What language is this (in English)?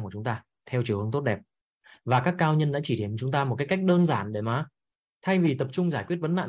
Vietnamese